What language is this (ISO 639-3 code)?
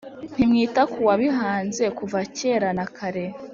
kin